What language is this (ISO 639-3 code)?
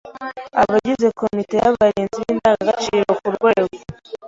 kin